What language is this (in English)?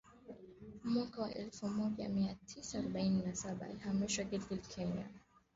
Swahili